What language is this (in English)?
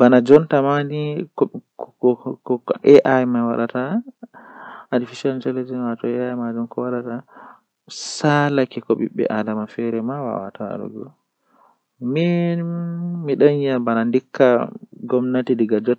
Western Niger Fulfulde